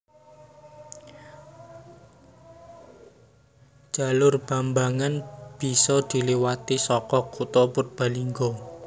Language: Javanese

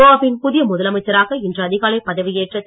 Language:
Tamil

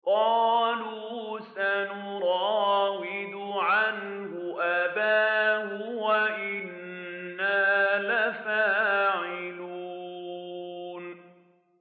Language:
Arabic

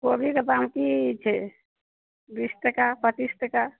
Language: Maithili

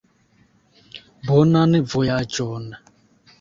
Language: Esperanto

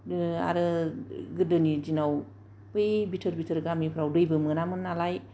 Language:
Bodo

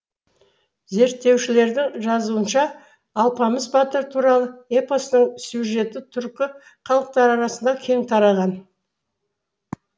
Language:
Kazakh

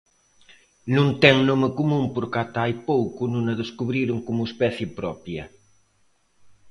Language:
Galician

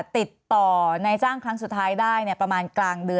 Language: Thai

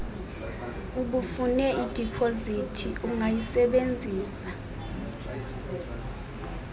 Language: Xhosa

